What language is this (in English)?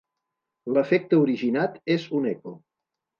Catalan